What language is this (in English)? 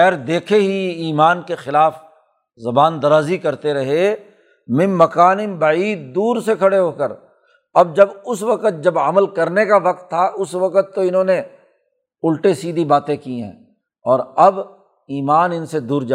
Urdu